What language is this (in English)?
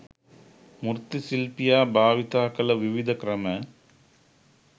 Sinhala